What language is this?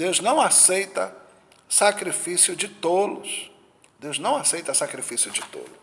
Portuguese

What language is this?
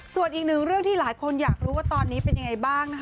Thai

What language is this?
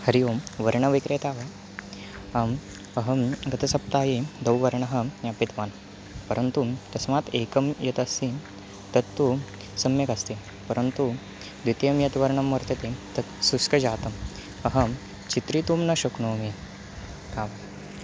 Sanskrit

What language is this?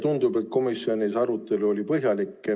Estonian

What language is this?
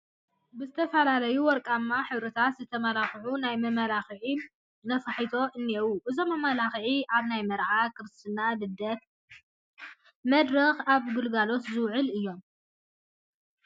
Tigrinya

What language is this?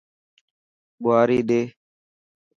Dhatki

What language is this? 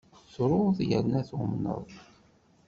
Kabyle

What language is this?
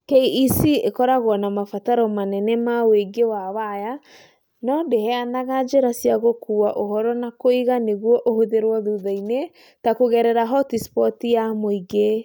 Kikuyu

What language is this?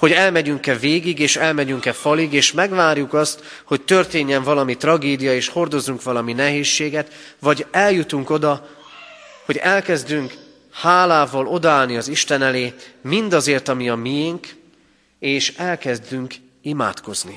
Hungarian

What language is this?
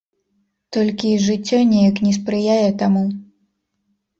Belarusian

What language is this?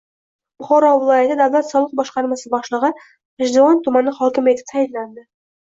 Uzbek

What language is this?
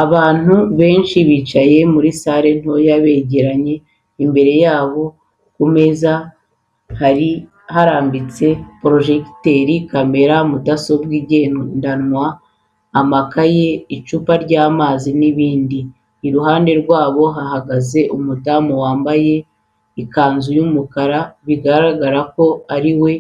Kinyarwanda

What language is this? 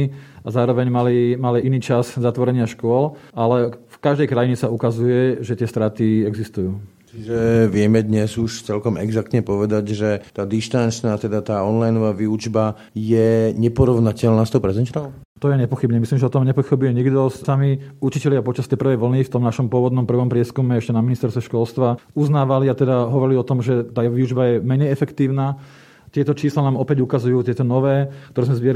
Slovak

